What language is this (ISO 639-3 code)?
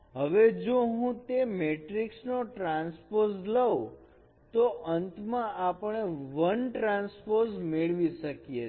guj